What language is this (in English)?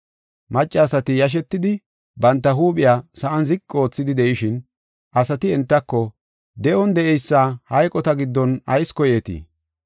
Gofa